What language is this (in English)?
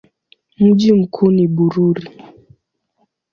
Swahili